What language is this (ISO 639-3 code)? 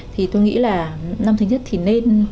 vie